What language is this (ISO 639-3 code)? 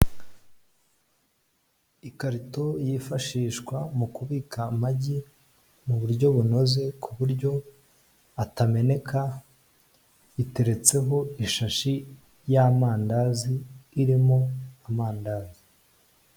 kin